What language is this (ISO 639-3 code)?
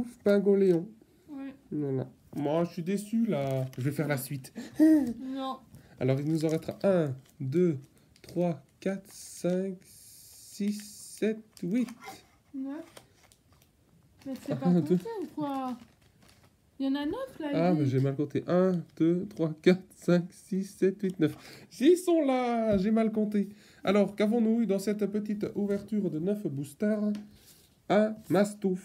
fra